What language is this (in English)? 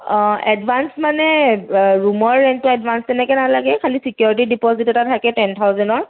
Assamese